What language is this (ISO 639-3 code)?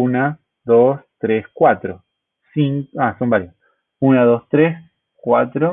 spa